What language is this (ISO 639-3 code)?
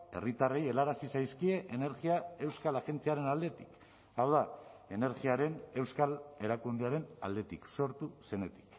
eus